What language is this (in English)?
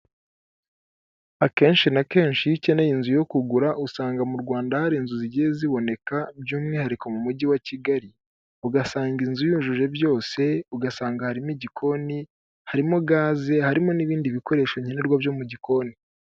Kinyarwanda